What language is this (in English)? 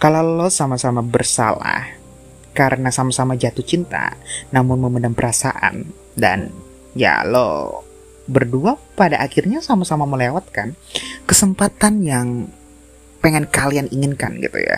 Indonesian